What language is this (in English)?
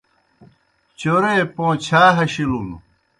Kohistani Shina